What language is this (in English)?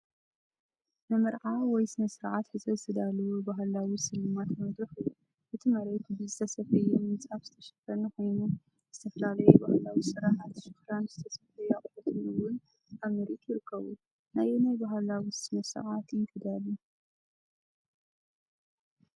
Tigrinya